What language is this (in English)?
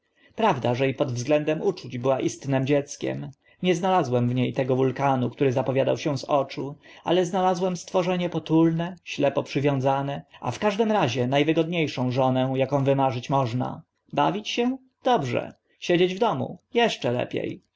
Polish